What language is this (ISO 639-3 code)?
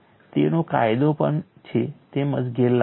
guj